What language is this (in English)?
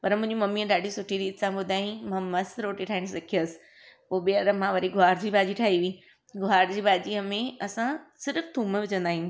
Sindhi